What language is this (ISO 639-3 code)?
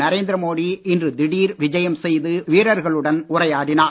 tam